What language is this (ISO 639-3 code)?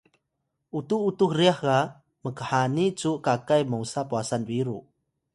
tay